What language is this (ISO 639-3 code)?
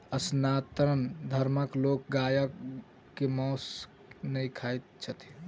mai